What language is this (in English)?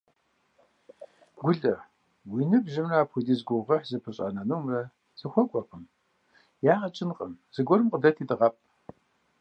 Kabardian